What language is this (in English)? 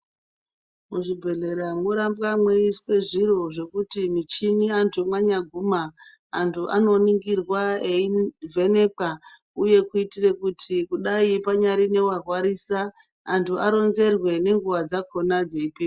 Ndau